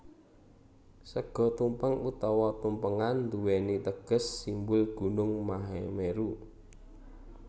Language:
Javanese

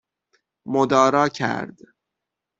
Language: Persian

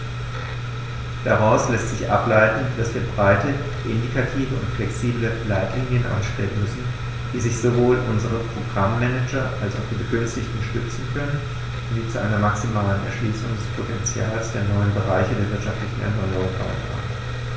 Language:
German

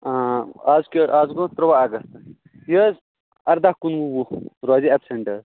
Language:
Kashmiri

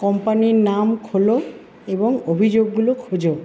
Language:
Bangla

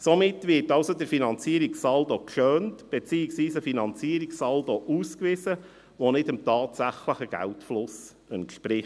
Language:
Swiss German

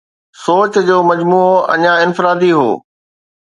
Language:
Sindhi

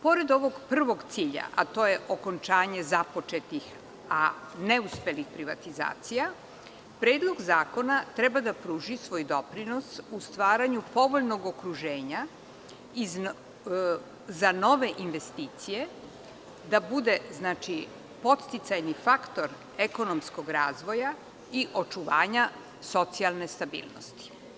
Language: Serbian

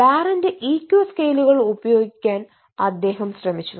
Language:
Malayalam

